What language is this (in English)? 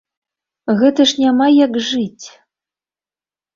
Belarusian